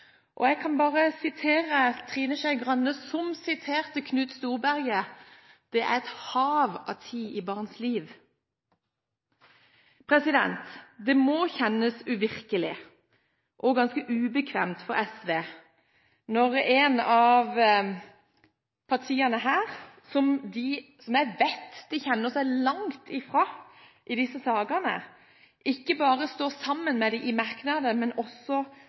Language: Norwegian Bokmål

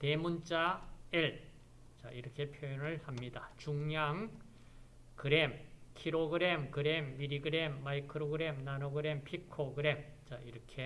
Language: Korean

